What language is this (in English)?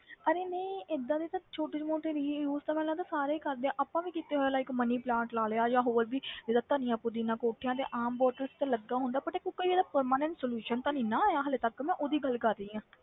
Punjabi